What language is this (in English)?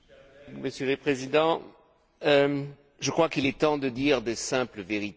French